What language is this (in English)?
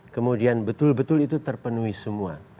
Indonesian